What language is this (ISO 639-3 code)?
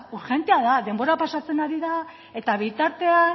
eus